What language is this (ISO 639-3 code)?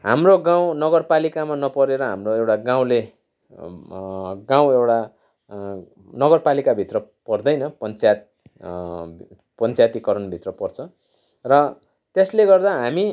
nep